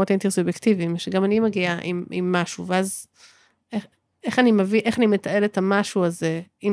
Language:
Hebrew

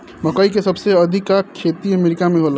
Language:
Bhojpuri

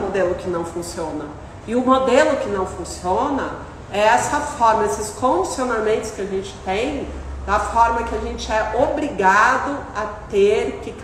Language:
Portuguese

